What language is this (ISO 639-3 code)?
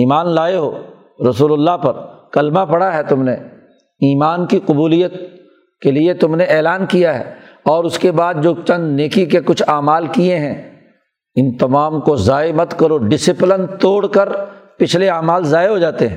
urd